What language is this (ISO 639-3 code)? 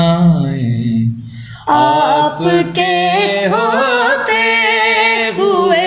ben